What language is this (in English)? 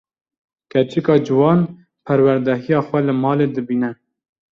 Kurdish